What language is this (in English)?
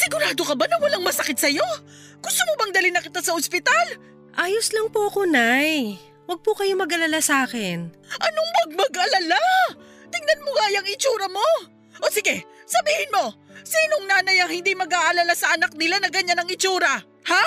Filipino